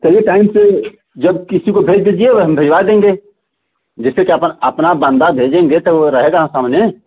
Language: Hindi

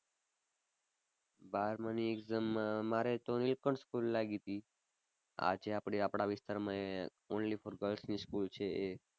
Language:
Gujarati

